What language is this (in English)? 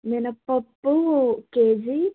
Telugu